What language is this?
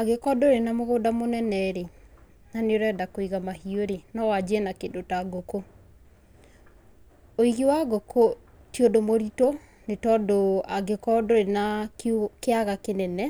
Kikuyu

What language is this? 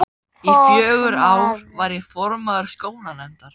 Icelandic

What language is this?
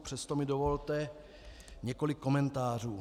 Czech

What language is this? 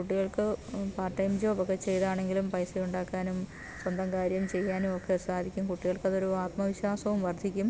Malayalam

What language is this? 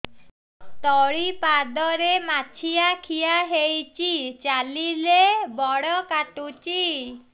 Odia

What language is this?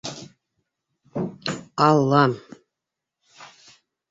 Bashkir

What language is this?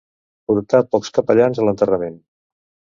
Catalan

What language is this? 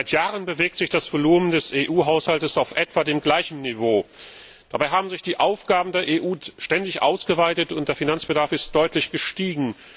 German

